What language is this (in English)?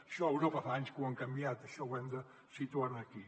Catalan